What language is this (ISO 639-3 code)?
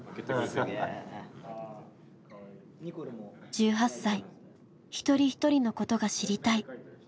jpn